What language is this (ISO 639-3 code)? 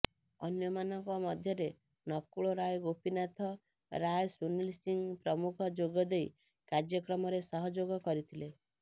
ori